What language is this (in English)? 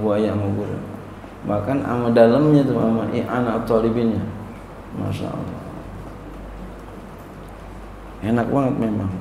Indonesian